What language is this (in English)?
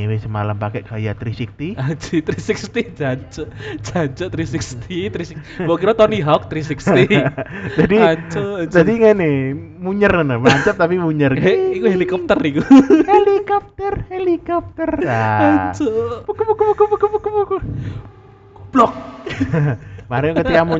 Indonesian